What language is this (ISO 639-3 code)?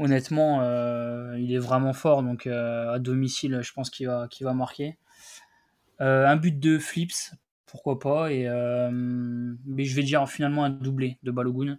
fra